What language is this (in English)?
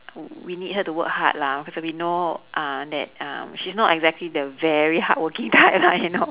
English